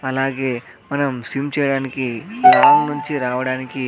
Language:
Telugu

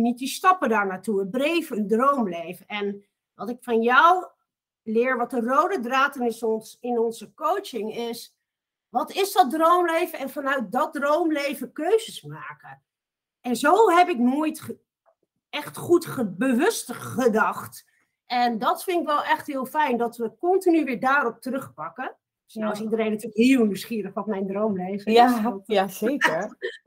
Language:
Dutch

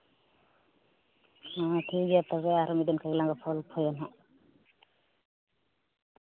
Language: Santali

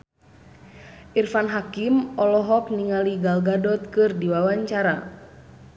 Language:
Sundanese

